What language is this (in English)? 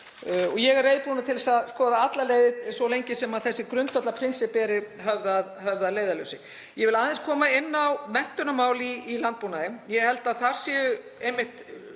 Icelandic